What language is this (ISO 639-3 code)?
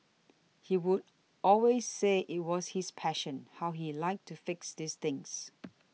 eng